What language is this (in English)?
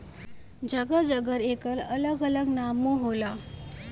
Bhojpuri